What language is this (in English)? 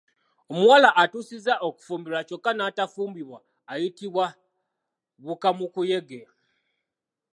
Ganda